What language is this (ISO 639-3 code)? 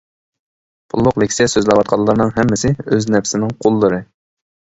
uig